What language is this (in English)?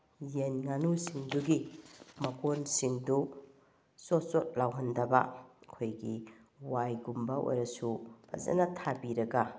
Manipuri